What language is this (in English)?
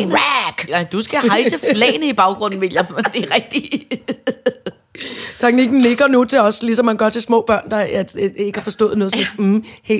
Danish